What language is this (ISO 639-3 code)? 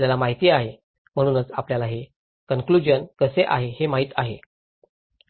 mar